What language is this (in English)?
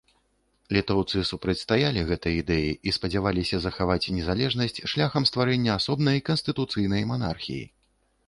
Belarusian